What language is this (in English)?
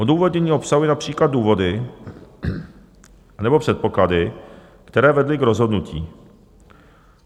Czech